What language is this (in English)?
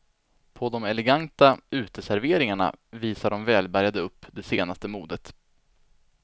Swedish